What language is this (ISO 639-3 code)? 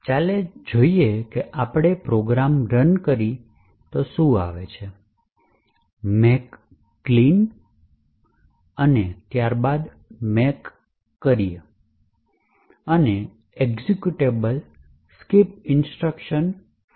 guj